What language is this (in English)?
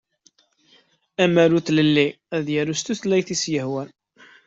Kabyle